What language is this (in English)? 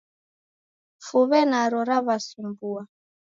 Taita